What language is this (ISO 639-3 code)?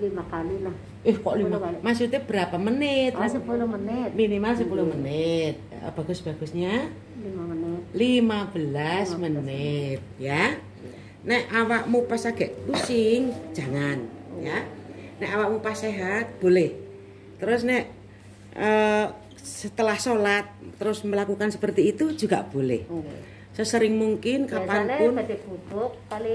ind